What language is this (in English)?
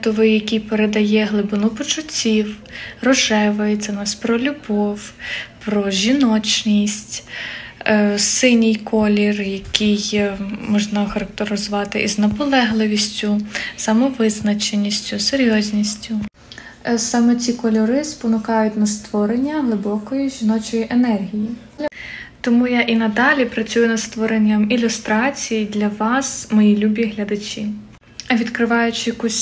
Ukrainian